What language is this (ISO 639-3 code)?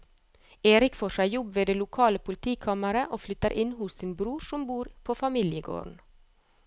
nor